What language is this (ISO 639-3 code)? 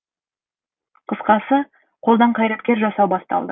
kaz